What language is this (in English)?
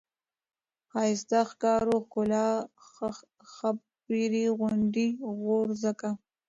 Pashto